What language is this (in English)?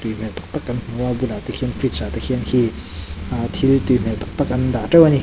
Mizo